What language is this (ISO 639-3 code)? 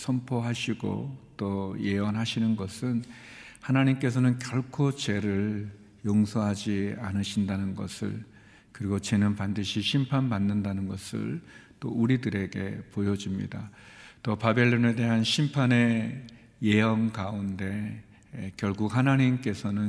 kor